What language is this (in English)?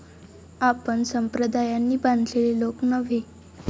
Marathi